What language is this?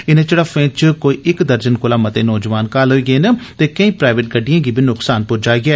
Dogri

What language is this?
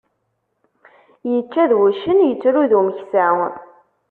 Kabyle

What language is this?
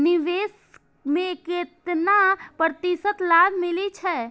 Maithili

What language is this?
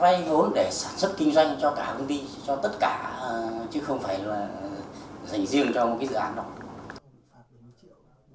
Vietnamese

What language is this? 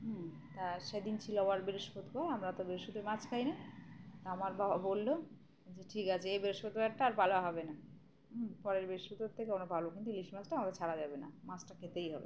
Bangla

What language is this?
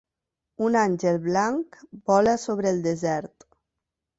Catalan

